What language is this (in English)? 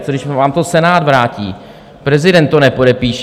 Czech